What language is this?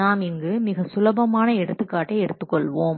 Tamil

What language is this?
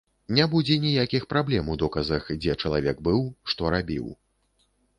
Belarusian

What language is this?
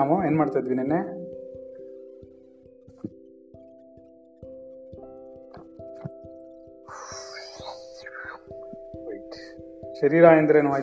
Kannada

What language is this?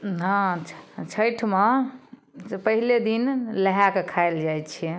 Maithili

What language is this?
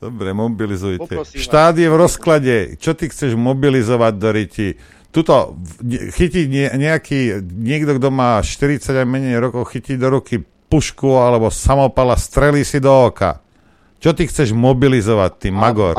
Slovak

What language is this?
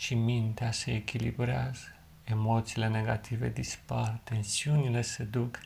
Romanian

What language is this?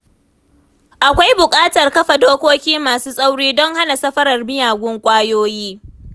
Hausa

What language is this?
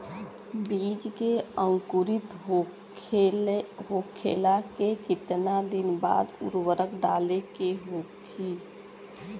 Bhojpuri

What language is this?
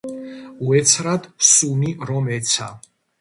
Georgian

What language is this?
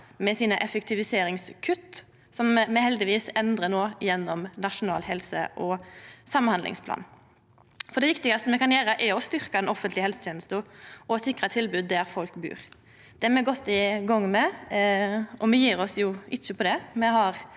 Norwegian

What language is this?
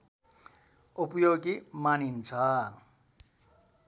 Nepali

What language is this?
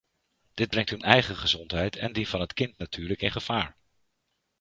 Dutch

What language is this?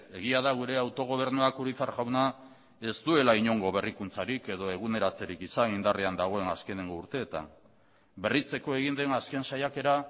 Basque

